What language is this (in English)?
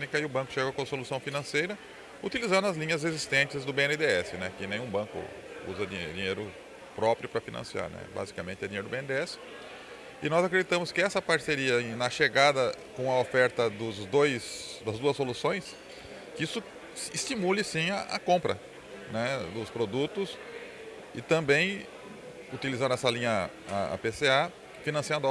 Portuguese